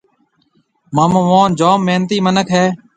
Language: Marwari (Pakistan)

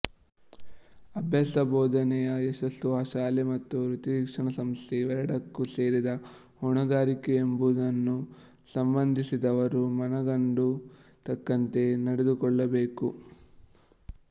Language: Kannada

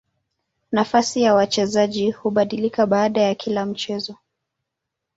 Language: Swahili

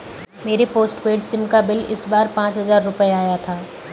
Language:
Hindi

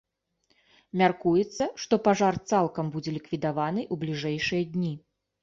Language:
Belarusian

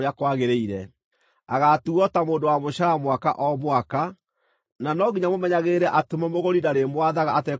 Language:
Kikuyu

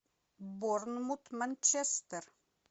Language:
Russian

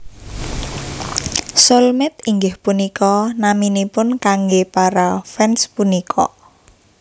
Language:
Javanese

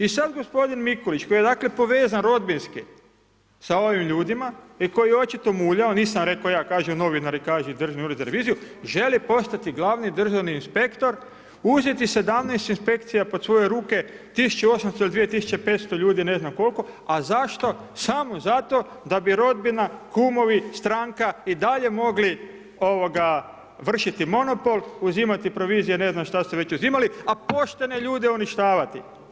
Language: Croatian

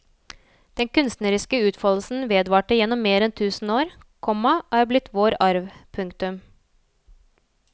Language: Norwegian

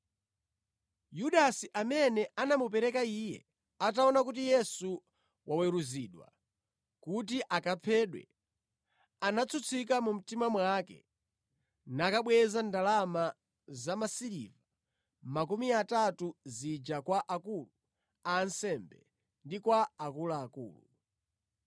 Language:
Nyanja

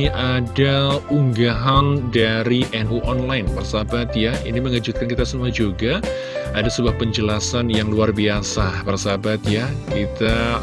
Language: Indonesian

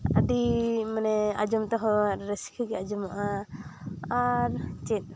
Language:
Santali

